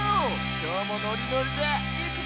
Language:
Japanese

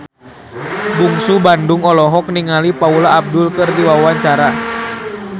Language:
Sundanese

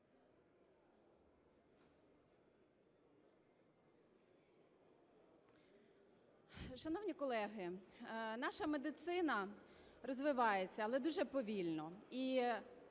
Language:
Ukrainian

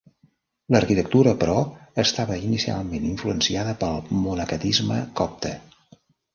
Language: Catalan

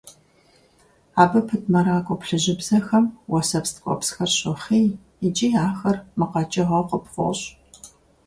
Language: Kabardian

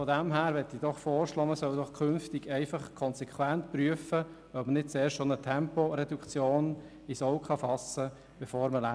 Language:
Swiss German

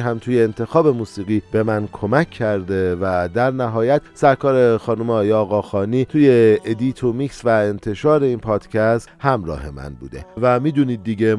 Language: Persian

